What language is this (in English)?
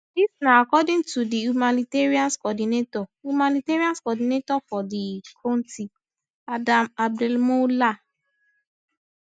Nigerian Pidgin